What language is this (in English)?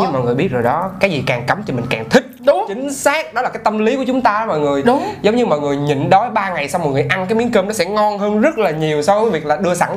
Vietnamese